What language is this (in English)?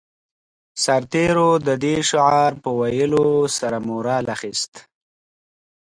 Pashto